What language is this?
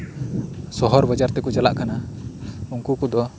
Santali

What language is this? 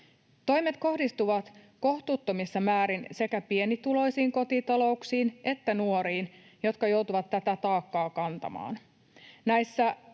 Finnish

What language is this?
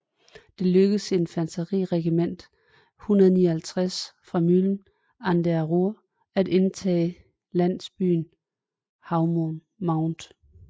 Danish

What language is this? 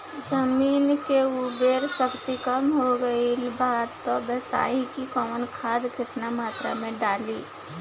Bhojpuri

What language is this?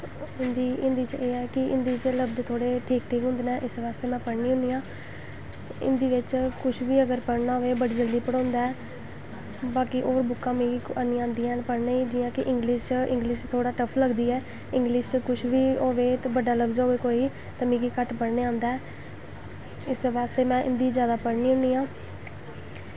Dogri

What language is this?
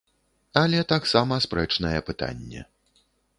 Belarusian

